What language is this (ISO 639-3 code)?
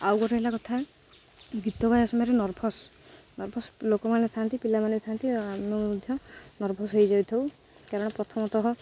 ori